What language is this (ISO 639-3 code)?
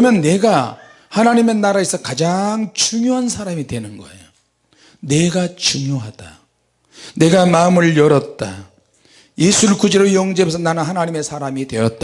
kor